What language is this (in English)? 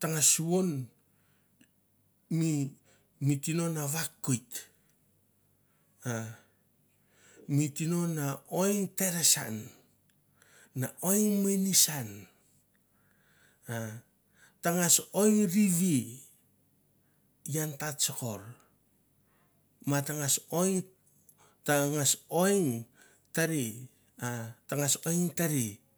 Mandara